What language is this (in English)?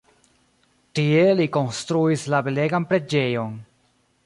Esperanto